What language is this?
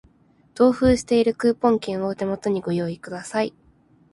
Japanese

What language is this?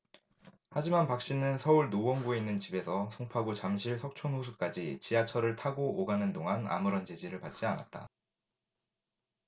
Korean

